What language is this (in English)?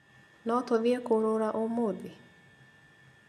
Kikuyu